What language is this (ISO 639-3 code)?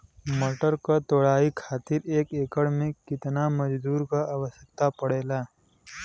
bho